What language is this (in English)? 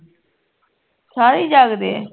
Punjabi